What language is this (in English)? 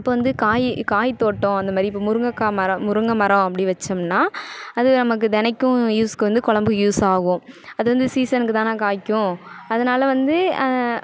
Tamil